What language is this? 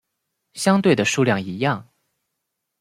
Chinese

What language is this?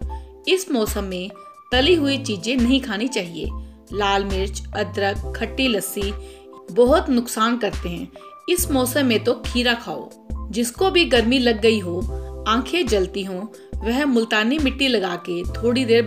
Hindi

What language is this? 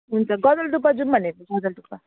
Nepali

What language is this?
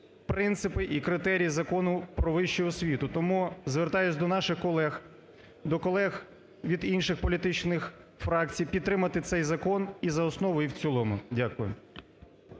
Ukrainian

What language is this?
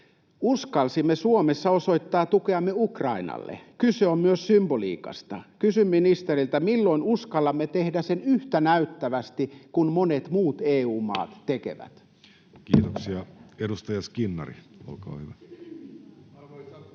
Finnish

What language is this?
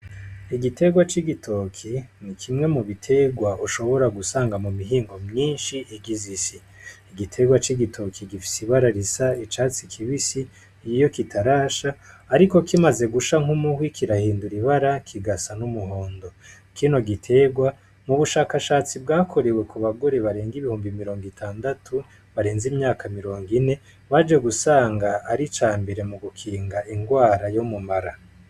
Rundi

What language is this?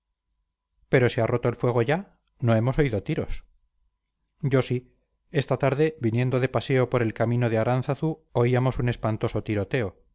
Spanish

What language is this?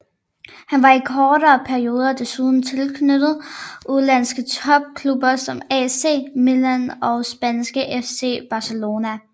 Danish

